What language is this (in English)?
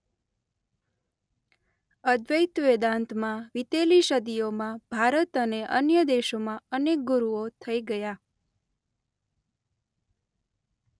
Gujarati